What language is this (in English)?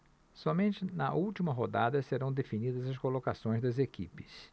Portuguese